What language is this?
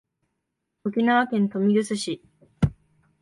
Japanese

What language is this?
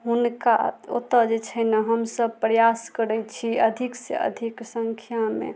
Maithili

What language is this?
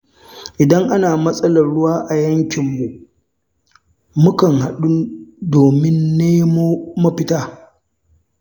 Hausa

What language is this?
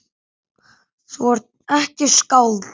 Icelandic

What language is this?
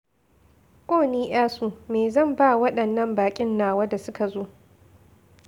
Hausa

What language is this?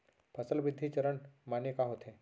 Chhattisgarhi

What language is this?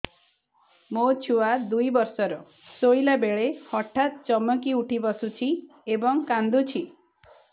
Odia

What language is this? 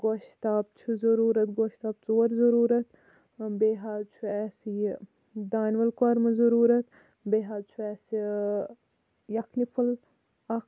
Kashmiri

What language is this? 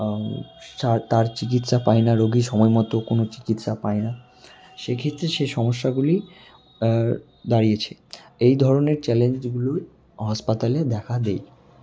Bangla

